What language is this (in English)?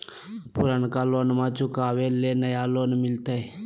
Magahi